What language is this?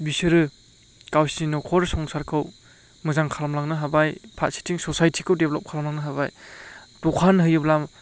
Bodo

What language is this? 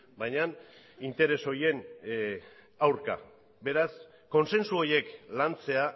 Basque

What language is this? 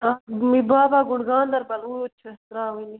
Kashmiri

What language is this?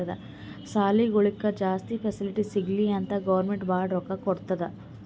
Kannada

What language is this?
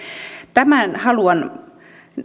Finnish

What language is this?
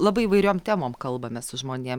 Lithuanian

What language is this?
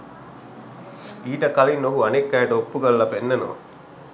Sinhala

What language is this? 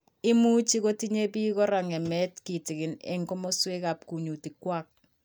Kalenjin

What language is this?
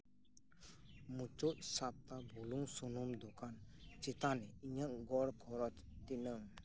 Santali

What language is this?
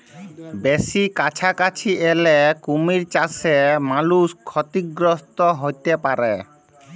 Bangla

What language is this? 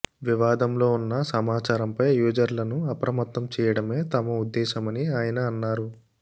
Telugu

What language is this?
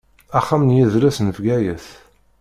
Kabyle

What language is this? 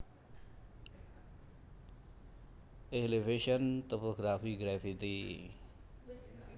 Javanese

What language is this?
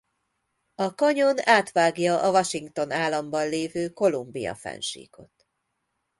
Hungarian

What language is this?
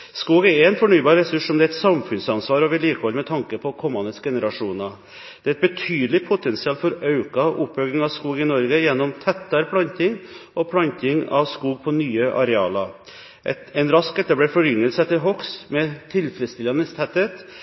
Norwegian Bokmål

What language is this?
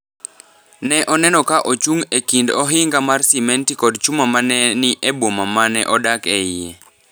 Luo (Kenya and Tanzania)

